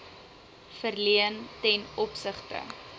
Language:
Afrikaans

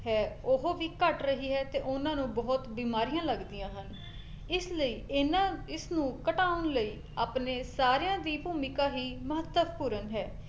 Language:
Punjabi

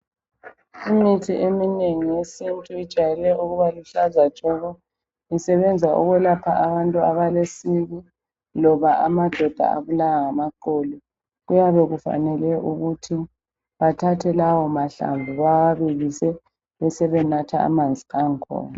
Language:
North Ndebele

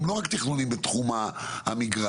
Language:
Hebrew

